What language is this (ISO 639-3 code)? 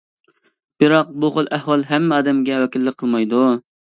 uig